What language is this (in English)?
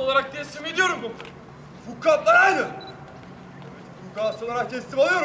Turkish